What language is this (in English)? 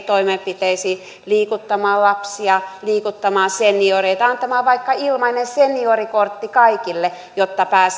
Finnish